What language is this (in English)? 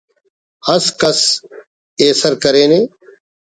Brahui